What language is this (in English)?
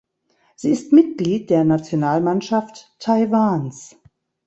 German